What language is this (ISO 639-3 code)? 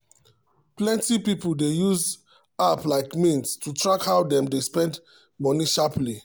pcm